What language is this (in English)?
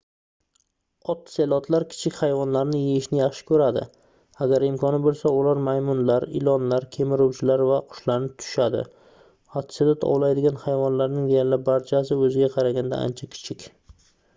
Uzbek